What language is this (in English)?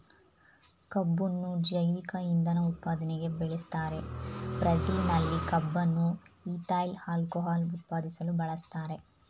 Kannada